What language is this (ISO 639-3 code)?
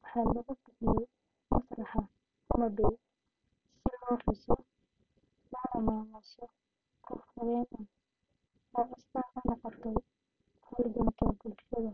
som